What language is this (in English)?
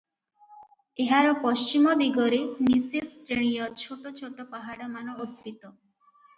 Odia